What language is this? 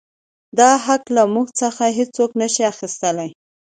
Pashto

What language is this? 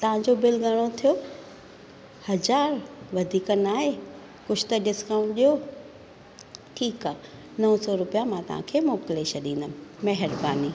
Sindhi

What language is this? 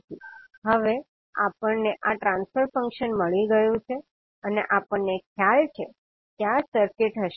Gujarati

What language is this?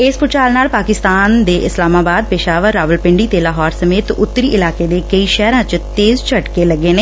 Punjabi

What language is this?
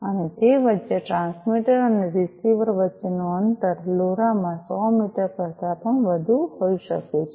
Gujarati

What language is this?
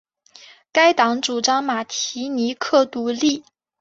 Chinese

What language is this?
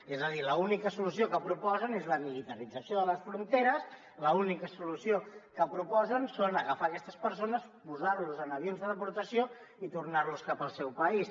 Catalan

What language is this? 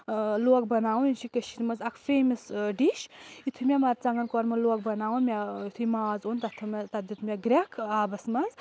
Kashmiri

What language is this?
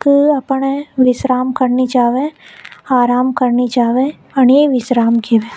Hadothi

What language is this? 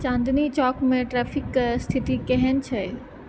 Maithili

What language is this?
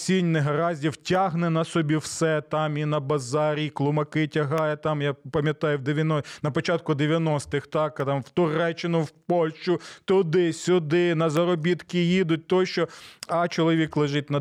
Ukrainian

